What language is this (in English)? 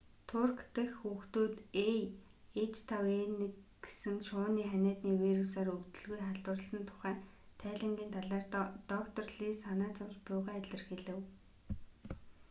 Mongolian